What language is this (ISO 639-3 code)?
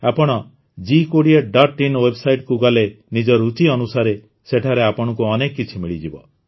ori